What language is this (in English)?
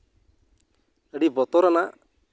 Santali